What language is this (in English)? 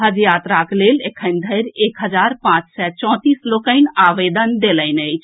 Maithili